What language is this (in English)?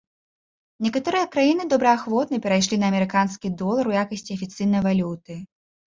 Belarusian